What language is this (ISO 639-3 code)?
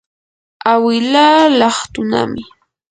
qur